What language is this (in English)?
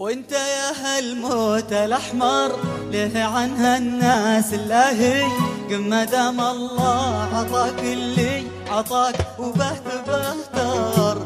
Arabic